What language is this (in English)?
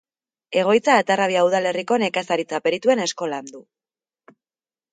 Basque